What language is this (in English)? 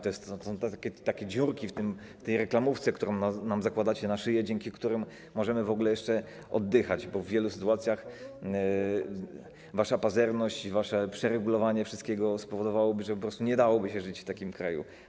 Polish